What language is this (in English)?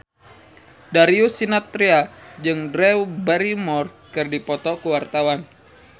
Sundanese